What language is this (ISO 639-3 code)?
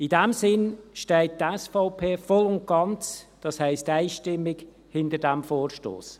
gsw